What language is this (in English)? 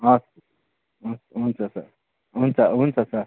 Nepali